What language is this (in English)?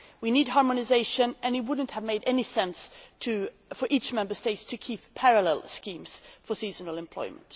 English